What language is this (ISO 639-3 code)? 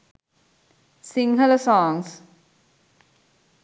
sin